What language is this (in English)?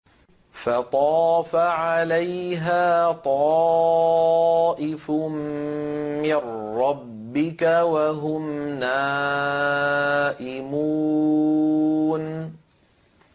Arabic